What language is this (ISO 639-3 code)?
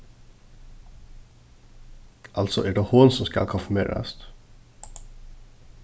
fao